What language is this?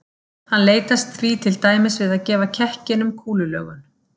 Icelandic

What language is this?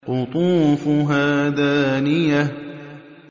Arabic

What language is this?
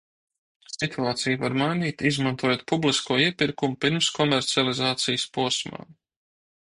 Latvian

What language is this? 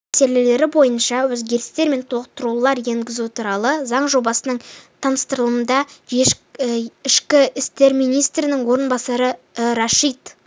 Kazakh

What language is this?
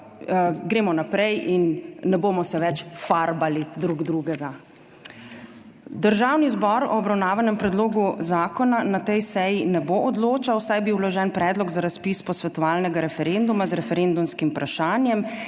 Slovenian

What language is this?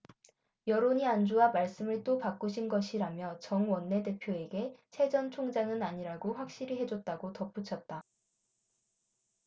Korean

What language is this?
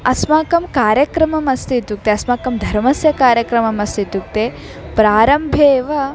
Sanskrit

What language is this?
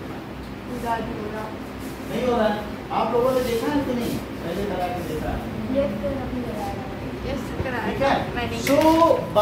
Hindi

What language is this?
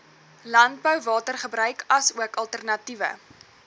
Afrikaans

